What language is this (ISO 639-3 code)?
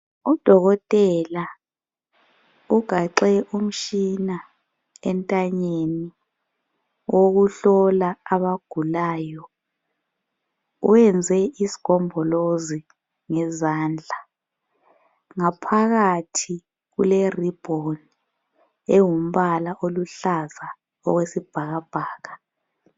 nde